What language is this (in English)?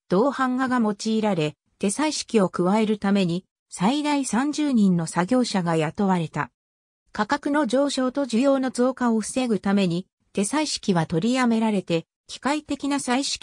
Japanese